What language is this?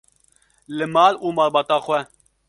Kurdish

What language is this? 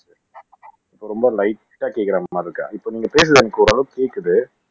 Tamil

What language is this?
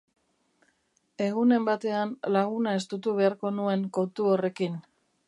Basque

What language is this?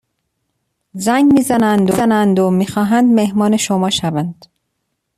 Persian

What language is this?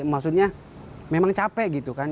Indonesian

